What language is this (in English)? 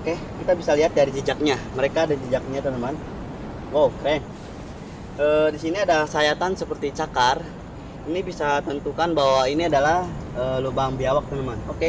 Indonesian